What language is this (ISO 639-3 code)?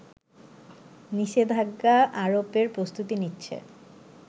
ben